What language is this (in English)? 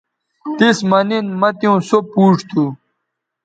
Bateri